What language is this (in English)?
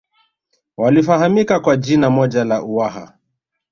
Swahili